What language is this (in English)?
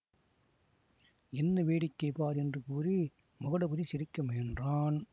Tamil